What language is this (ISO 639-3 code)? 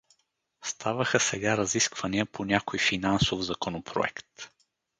bul